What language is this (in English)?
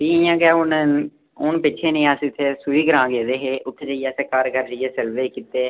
Dogri